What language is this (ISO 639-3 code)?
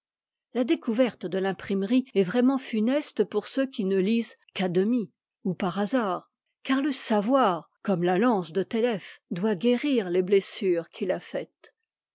fra